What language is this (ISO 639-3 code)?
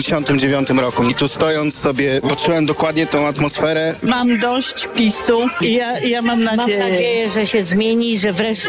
pol